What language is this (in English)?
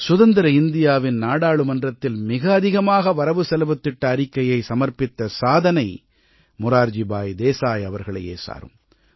Tamil